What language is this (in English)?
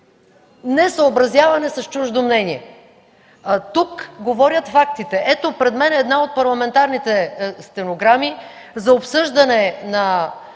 Bulgarian